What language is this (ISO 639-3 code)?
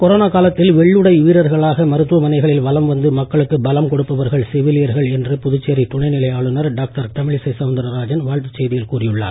tam